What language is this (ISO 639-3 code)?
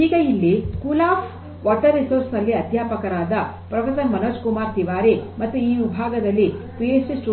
kan